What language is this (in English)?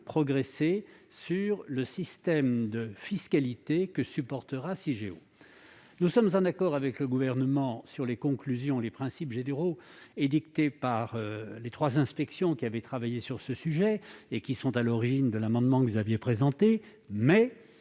French